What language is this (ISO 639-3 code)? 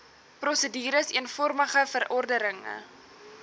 afr